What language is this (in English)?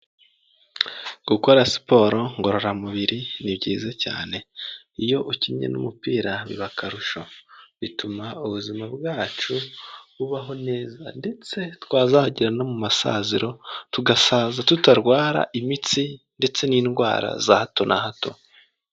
Kinyarwanda